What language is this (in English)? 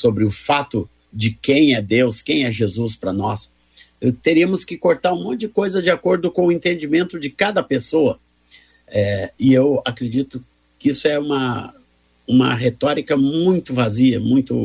Portuguese